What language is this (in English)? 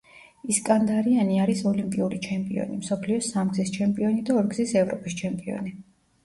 Georgian